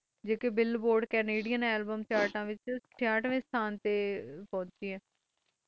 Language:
Punjabi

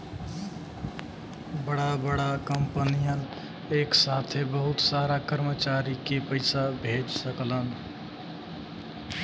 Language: Bhojpuri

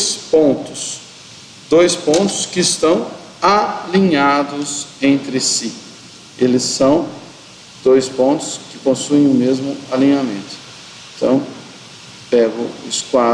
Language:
Portuguese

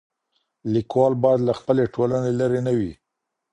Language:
Pashto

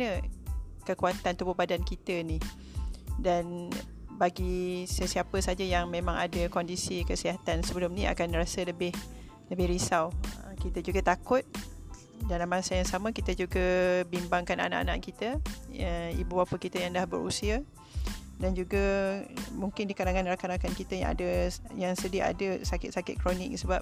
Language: Malay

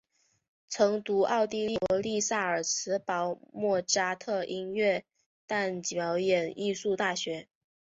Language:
Chinese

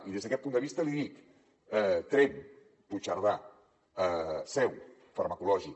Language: Catalan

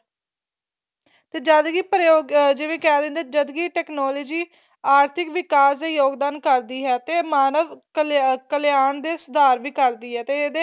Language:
Punjabi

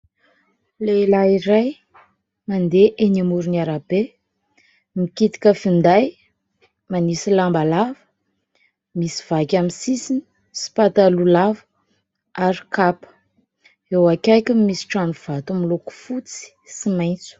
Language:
Malagasy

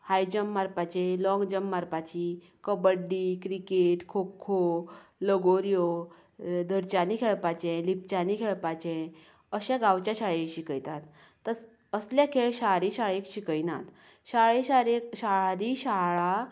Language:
Konkani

